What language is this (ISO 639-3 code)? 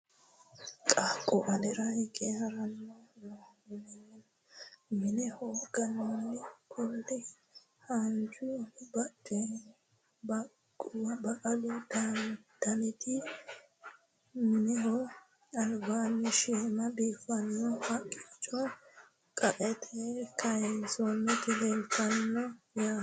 sid